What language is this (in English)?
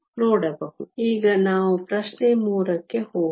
Kannada